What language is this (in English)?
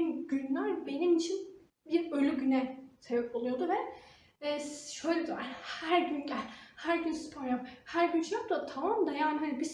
Turkish